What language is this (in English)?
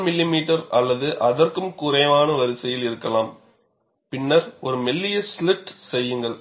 Tamil